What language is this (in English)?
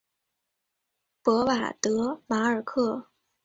Chinese